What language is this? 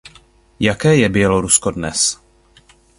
Czech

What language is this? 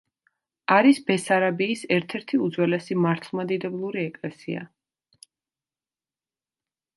Georgian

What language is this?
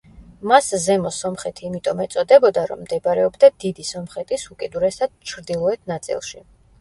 Georgian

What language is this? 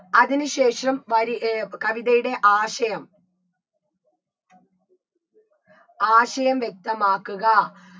Malayalam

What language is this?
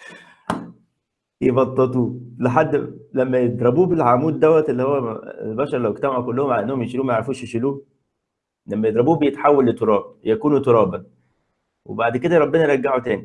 Arabic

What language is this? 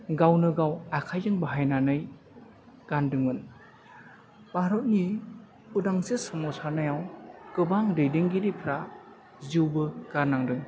Bodo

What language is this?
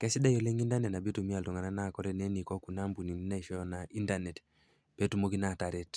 Masai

